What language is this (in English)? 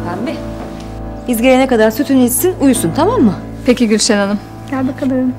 Turkish